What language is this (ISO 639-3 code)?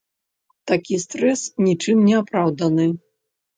bel